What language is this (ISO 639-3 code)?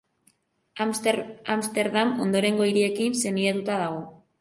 eus